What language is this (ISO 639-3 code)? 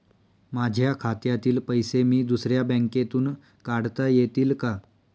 mar